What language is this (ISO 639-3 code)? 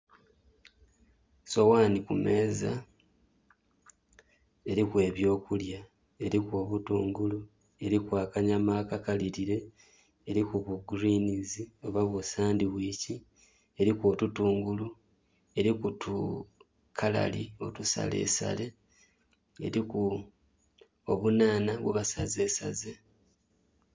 xog